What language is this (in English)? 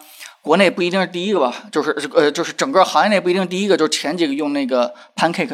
Chinese